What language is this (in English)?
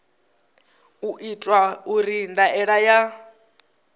Venda